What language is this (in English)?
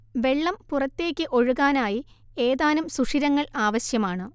Malayalam